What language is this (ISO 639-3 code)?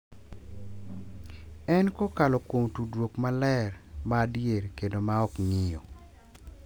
luo